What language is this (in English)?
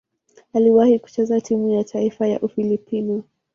Swahili